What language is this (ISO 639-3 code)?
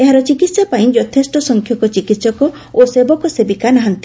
ori